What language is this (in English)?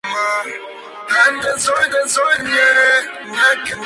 Spanish